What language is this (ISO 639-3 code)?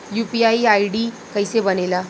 bho